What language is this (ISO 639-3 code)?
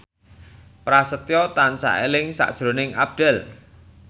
jav